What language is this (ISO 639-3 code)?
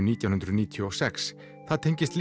isl